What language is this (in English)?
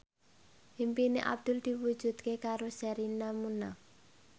Javanese